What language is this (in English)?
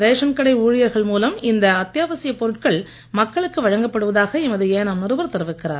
Tamil